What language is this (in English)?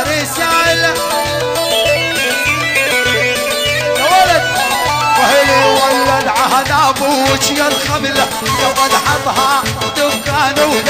Arabic